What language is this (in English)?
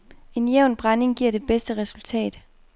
Danish